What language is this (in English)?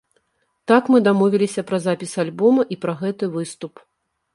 Belarusian